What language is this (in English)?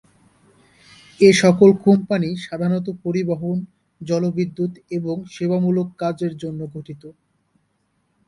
Bangla